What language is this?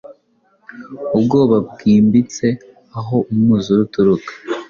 Kinyarwanda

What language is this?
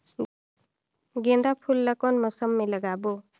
Chhattisgarhi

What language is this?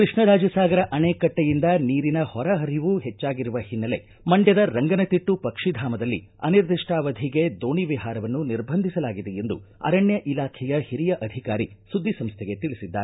Kannada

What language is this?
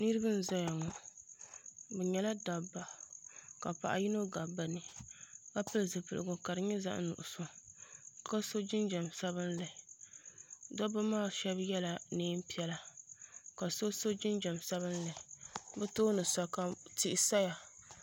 Dagbani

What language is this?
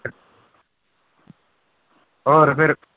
Punjabi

